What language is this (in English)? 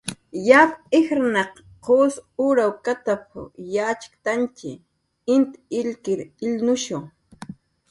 Jaqaru